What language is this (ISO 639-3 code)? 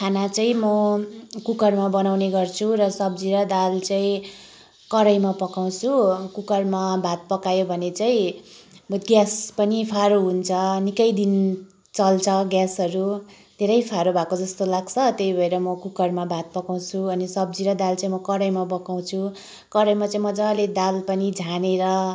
nep